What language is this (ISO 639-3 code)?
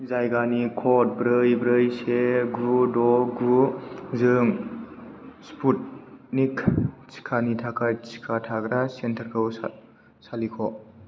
brx